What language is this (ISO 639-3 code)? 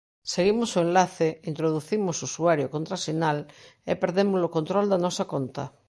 glg